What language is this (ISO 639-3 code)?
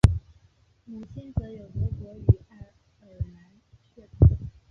zho